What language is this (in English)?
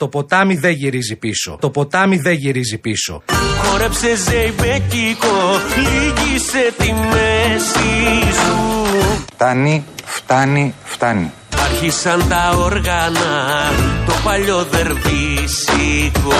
Greek